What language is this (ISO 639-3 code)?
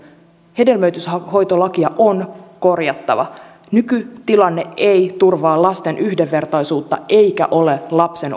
fin